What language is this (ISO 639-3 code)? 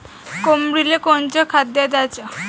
mar